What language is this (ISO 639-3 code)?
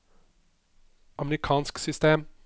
nor